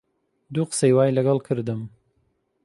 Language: Central Kurdish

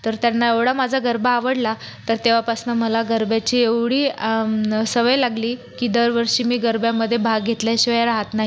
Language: Marathi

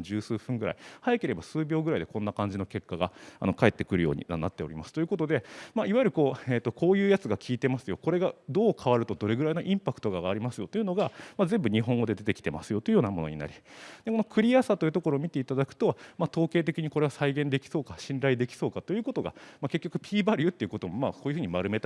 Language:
Japanese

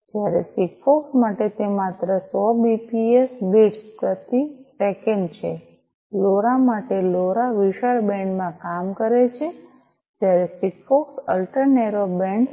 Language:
Gujarati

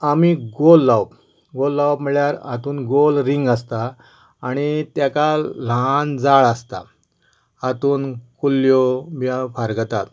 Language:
Konkani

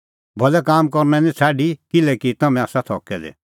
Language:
Kullu Pahari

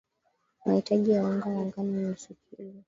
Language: Swahili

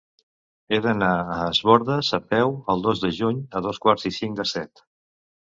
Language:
Catalan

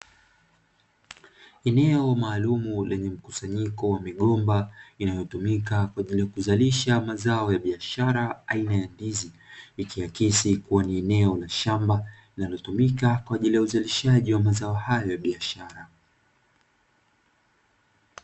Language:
Swahili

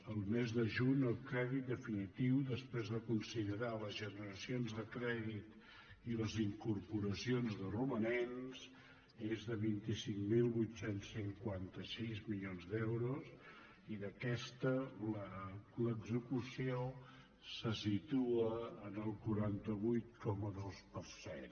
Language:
Catalan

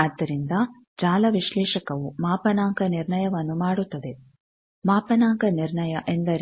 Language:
Kannada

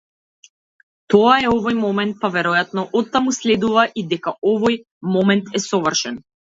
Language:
Macedonian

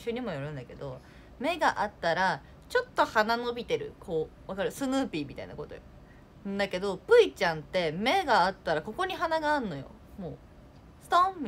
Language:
Japanese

